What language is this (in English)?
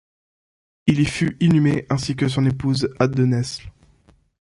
French